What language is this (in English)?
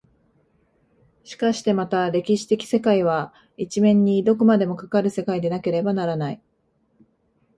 Japanese